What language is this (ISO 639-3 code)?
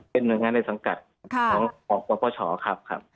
tha